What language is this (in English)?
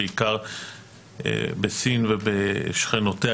Hebrew